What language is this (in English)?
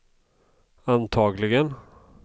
Swedish